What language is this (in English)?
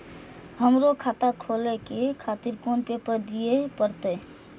Maithili